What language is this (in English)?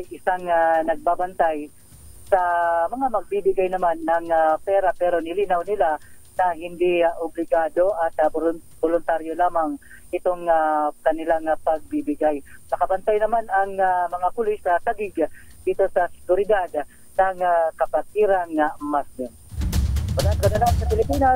Filipino